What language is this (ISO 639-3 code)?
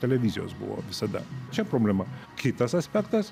lit